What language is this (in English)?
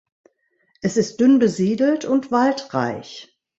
German